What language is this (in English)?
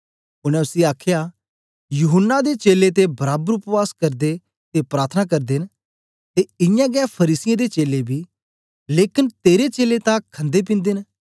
Dogri